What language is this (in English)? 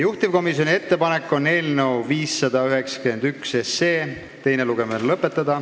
Estonian